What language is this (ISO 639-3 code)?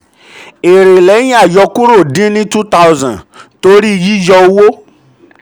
yor